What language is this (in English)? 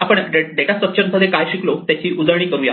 Marathi